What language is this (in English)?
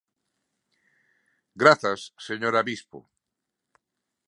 Galician